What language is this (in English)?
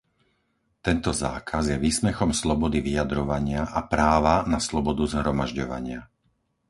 Slovak